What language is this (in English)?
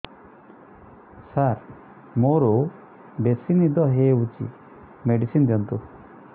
Odia